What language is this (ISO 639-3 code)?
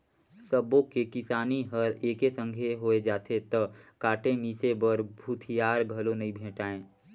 hne